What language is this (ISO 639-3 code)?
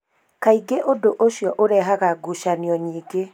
kik